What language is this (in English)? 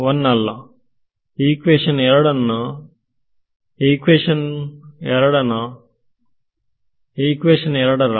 Kannada